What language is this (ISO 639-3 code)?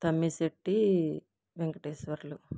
tel